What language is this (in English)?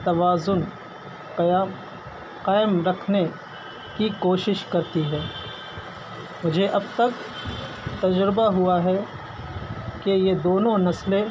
Urdu